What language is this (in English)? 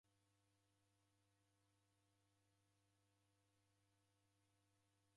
Taita